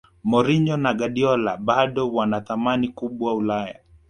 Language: Swahili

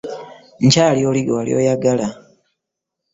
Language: Ganda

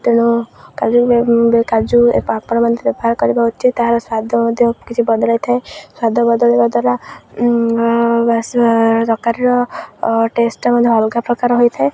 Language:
Odia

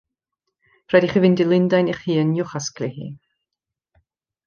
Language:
Welsh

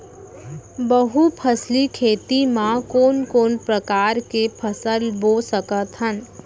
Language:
Chhattisgarhi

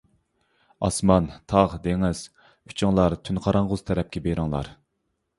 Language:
Uyghur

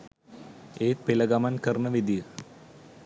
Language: Sinhala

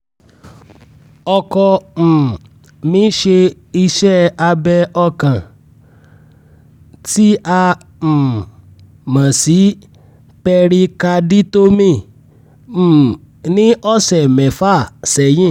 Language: Yoruba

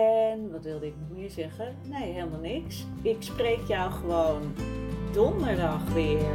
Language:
Dutch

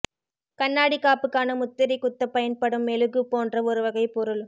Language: Tamil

